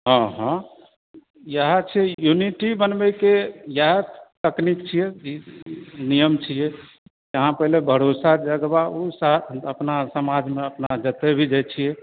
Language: Maithili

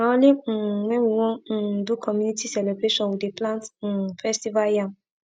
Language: Nigerian Pidgin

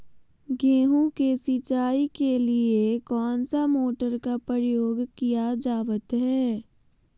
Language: Magahi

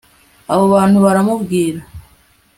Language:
Kinyarwanda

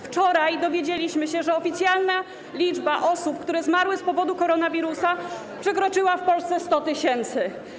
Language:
Polish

